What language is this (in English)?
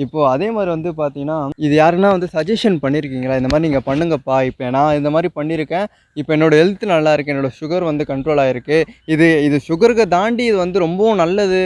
Indonesian